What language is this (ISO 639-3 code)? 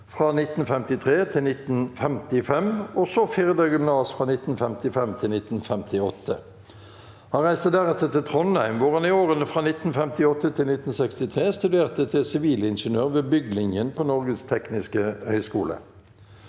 nor